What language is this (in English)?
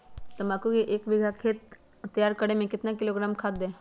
Magahi